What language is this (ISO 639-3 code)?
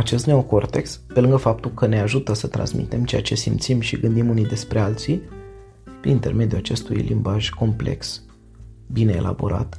ron